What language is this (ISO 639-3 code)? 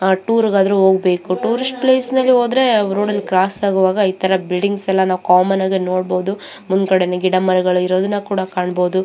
kan